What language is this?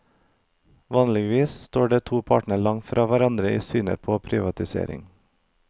Norwegian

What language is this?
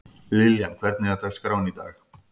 Icelandic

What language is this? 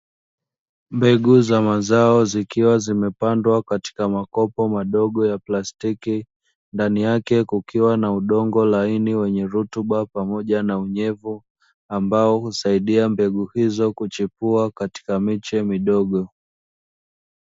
Swahili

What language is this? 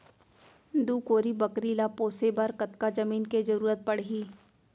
Chhattisgarhi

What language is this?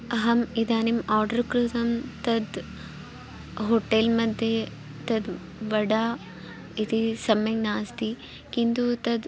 Sanskrit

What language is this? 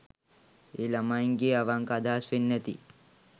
Sinhala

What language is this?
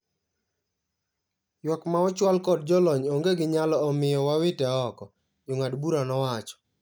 Luo (Kenya and Tanzania)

